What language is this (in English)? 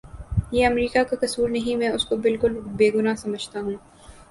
Urdu